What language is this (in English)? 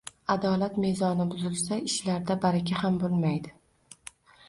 Uzbek